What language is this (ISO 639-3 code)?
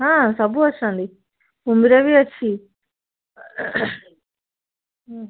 ori